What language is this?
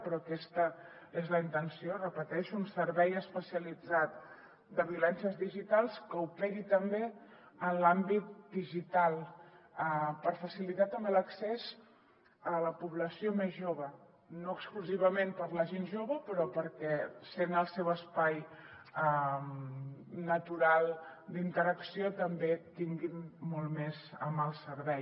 Catalan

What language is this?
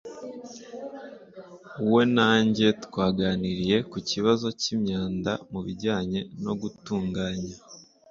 Kinyarwanda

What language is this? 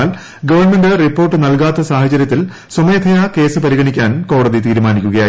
Malayalam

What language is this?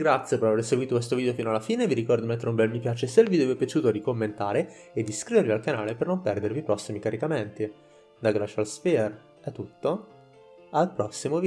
Italian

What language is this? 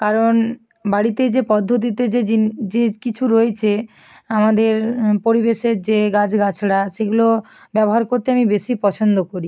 Bangla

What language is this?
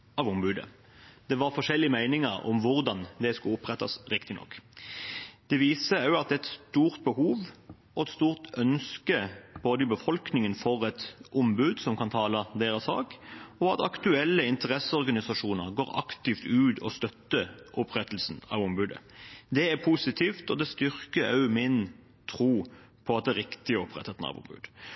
Norwegian Bokmål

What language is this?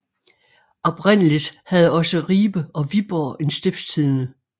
Danish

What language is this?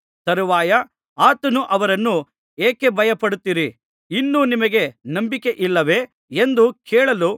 Kannada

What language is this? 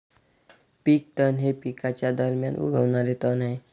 Marathi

